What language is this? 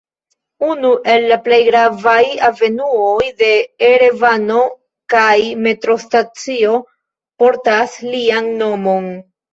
Esperanto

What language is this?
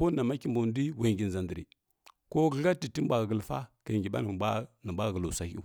Kirya-Konzəl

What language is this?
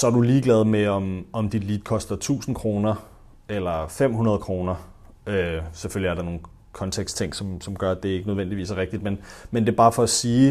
Danish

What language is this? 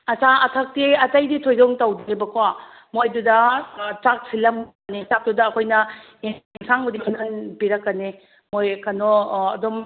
Manipuri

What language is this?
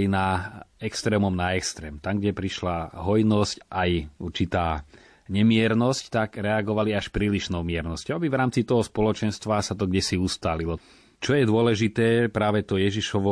Slovak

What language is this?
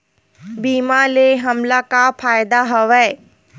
Chhattisgarhi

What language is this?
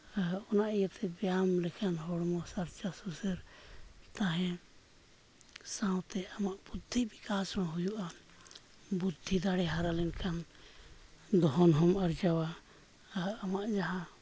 Santali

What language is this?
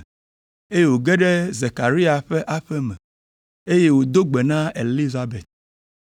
Ewe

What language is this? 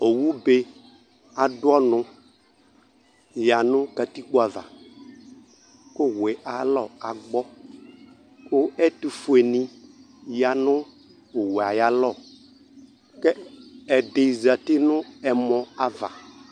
Ikposo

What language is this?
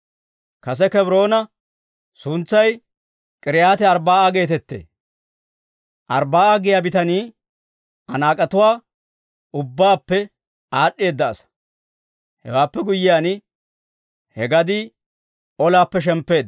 Dawro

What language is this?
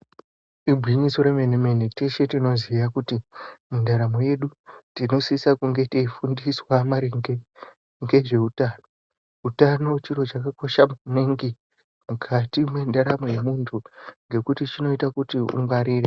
Ndau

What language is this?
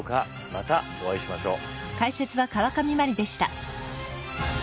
Japanese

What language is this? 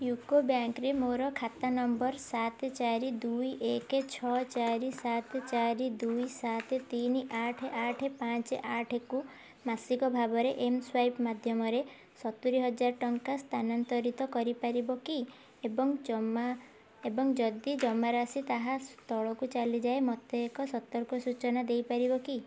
Odia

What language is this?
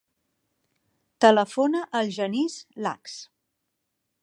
Catalan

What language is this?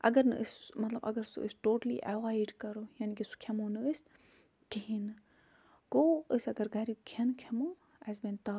Kashmiri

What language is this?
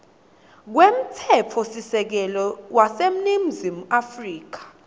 Swati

